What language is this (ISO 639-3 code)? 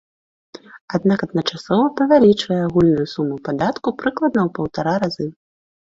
bel